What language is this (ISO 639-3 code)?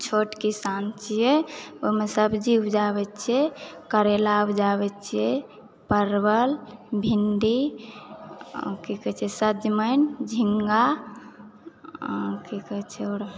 mai